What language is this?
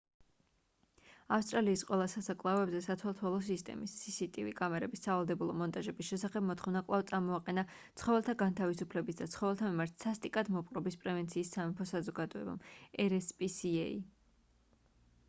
Georgian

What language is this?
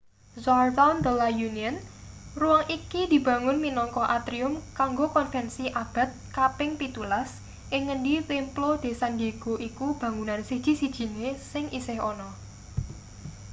Javanese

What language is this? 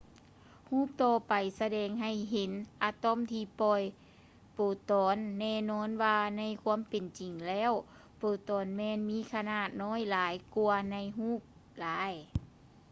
Lao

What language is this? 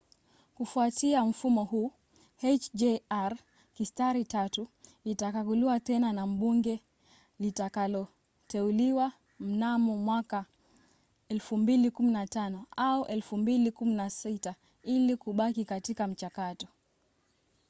Swahili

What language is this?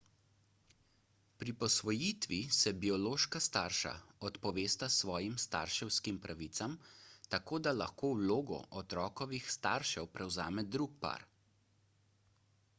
Slovenian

